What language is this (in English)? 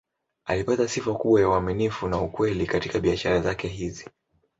Swahili